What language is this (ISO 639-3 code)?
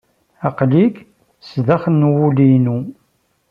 kab